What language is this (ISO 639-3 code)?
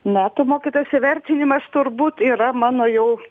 lit